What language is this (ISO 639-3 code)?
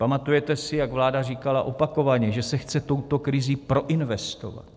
ces